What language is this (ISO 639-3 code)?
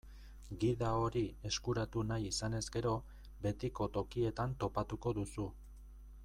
eus